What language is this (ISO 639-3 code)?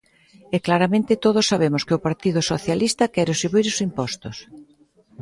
glg